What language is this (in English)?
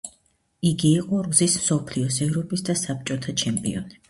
Georgian